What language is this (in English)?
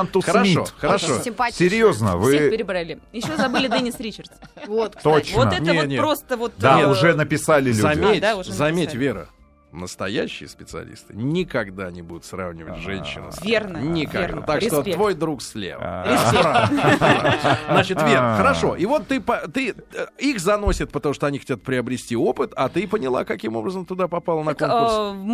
Russian